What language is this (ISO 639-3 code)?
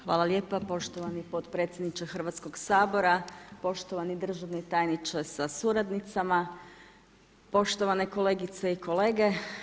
hrv